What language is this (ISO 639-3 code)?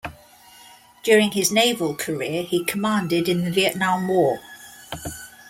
eng